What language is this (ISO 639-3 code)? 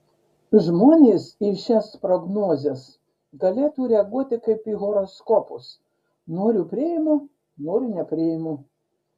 lit